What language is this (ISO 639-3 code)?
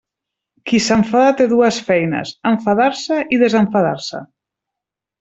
cat